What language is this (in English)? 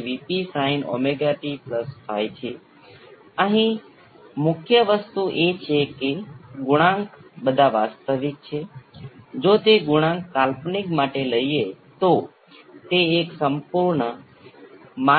Gujarati